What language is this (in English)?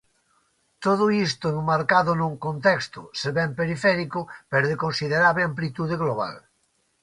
Galician